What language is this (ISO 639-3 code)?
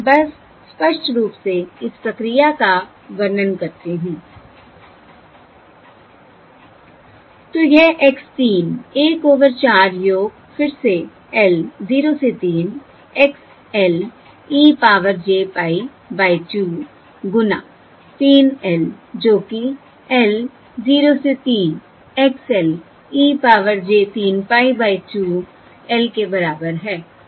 hin